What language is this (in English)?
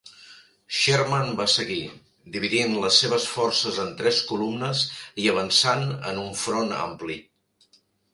Catalan